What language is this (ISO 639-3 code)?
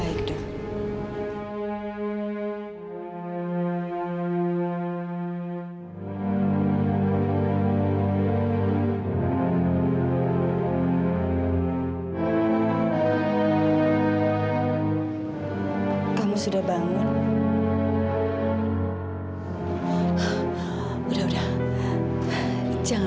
ind